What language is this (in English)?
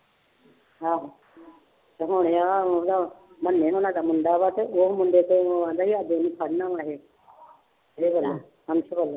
Punjabi